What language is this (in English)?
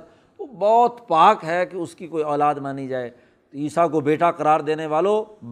Urdu